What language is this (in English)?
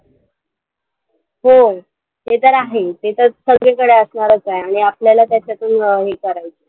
Marathi